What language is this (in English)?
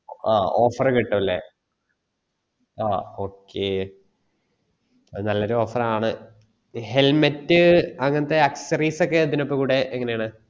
Malayalam